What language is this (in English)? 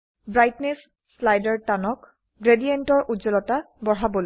Assamese